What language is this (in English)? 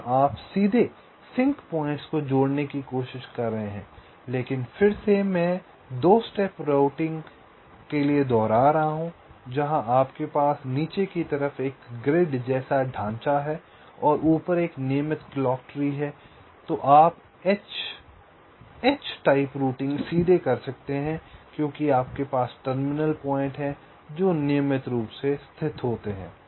Hindi